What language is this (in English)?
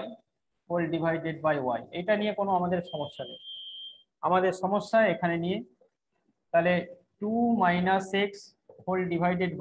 Hindi